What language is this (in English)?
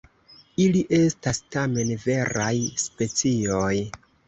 Esperanto